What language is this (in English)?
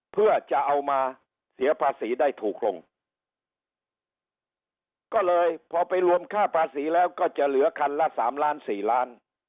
Thai